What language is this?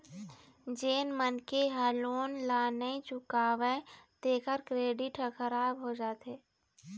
Chhattisgarhi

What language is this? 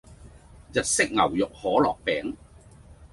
Cantonese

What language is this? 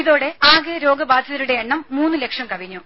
Malayalam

